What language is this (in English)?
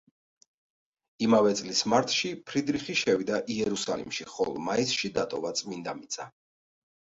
Georgian